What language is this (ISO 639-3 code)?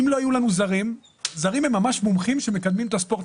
heb